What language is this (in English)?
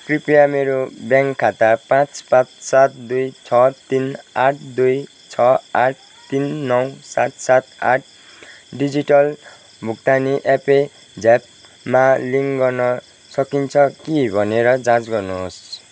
Nepali